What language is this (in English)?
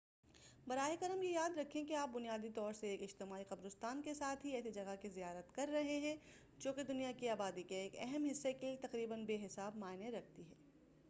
Urdu